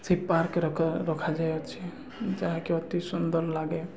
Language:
Odia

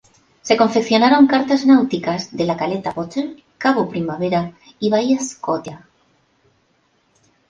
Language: Spanish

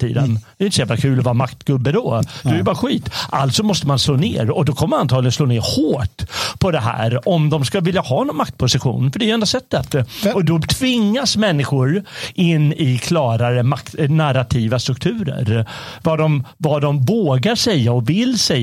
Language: Swedish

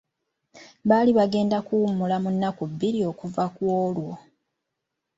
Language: Ganda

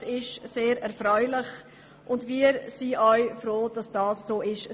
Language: Swiss German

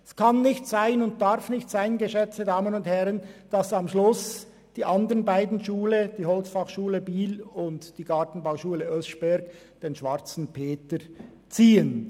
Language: Swiss German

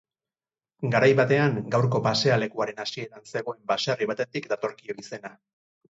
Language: Basque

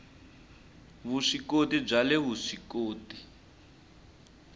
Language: Tsonga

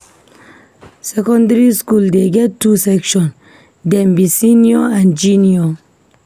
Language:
Nigerian Pidgin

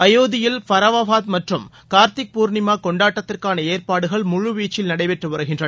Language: Tamil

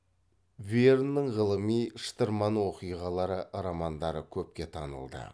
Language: Kazakh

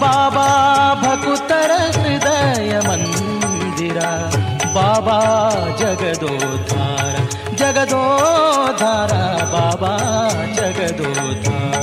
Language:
Kannada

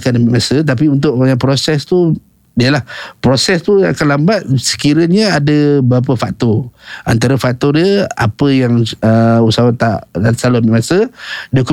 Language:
Malay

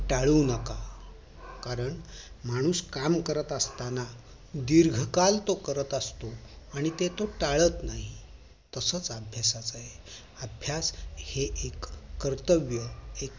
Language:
Marathi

